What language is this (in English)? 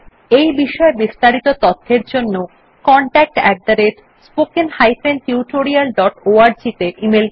Bangla